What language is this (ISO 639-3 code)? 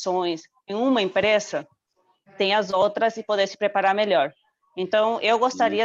por